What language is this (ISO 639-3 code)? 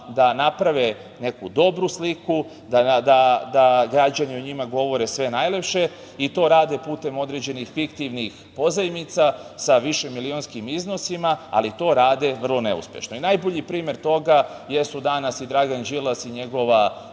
srp